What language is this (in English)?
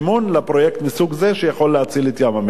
Hebrew